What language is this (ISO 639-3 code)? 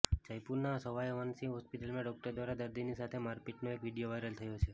guj